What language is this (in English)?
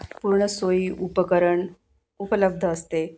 Marathi